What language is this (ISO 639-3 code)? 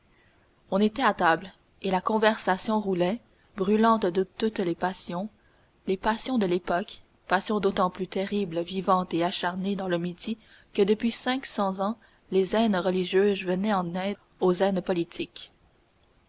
fra